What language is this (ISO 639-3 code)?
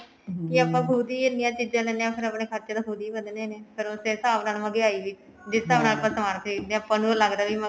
pan